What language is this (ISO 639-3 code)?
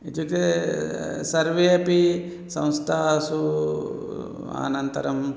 san